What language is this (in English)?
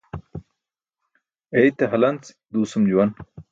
Burushaski